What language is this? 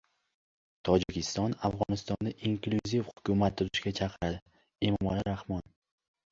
Uzbek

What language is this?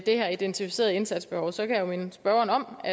Danish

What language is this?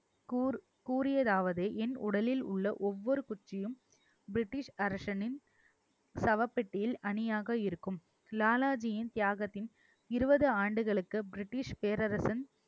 Tamil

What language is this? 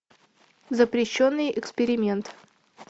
Russian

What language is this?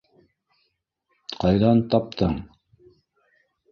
Bashkir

